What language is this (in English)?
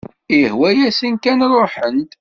Kabyle